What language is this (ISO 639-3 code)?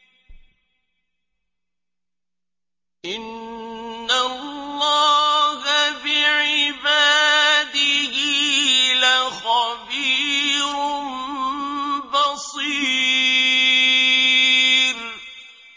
ara